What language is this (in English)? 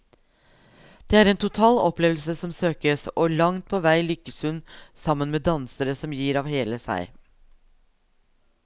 Norwegian